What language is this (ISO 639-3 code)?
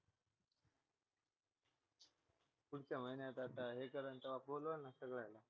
mar